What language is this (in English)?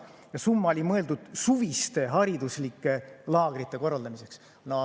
Estonian